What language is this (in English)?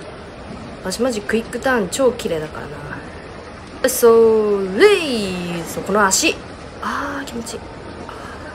Japanese